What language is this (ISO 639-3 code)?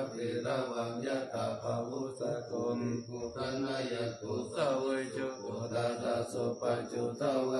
tha